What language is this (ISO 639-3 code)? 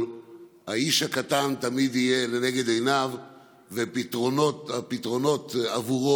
heb